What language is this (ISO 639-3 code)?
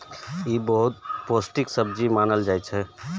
mai